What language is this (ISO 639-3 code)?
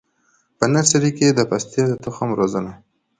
pus